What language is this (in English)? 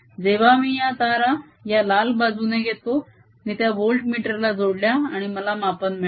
Marathi